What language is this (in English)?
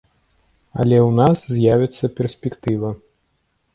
Belarusian